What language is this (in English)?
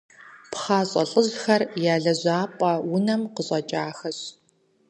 Kabardian